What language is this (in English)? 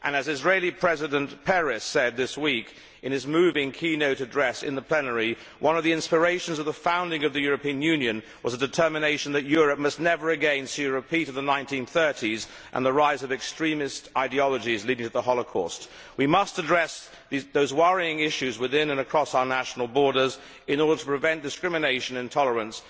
English